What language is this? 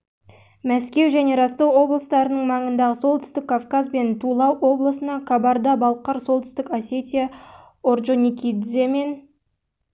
Kazakh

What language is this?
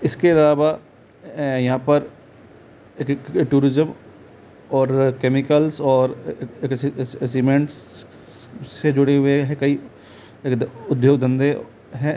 Hindi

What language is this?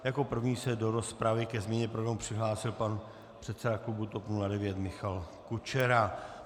Czech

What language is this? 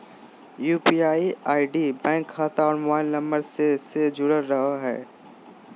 Magahi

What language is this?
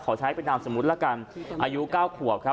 Thai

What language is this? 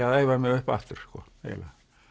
Icelandic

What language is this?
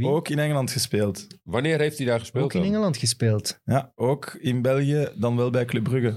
Dutch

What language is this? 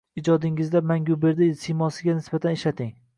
Uzbek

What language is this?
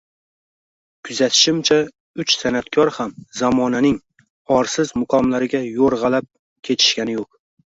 Uzbek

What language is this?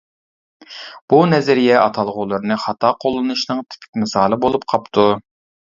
Uyghur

